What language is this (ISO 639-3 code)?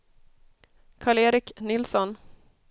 swe